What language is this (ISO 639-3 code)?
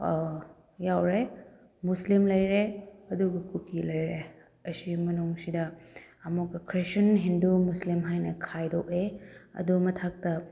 mni